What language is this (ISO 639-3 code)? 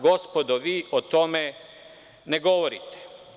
srp